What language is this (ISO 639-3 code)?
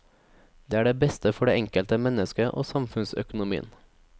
nor